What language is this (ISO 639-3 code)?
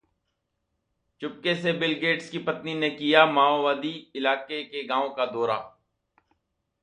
hin